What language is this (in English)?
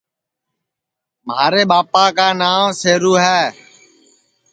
Sansi